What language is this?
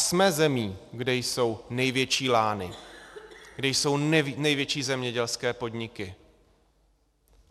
Czech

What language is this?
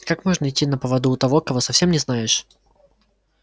Russian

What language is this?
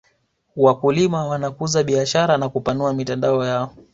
Swahili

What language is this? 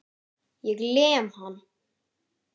Icelandic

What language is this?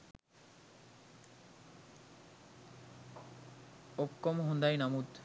Sinhala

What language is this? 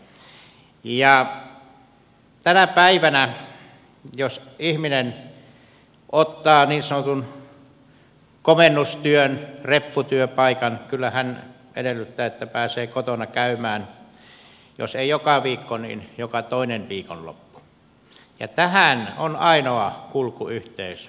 Finnish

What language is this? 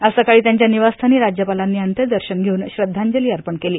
Marathi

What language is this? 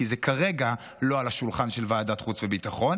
Hebrew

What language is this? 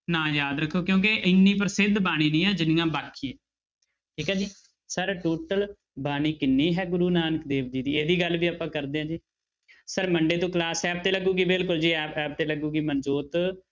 Punjabi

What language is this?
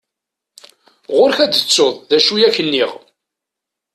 Kabyle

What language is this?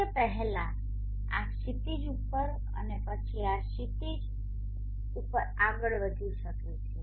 Gujarati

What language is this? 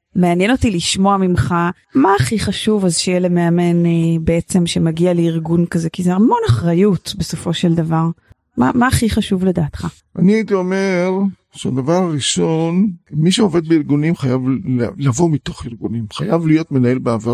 Hebrew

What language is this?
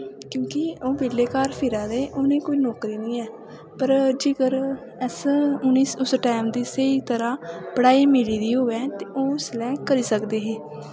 Dogri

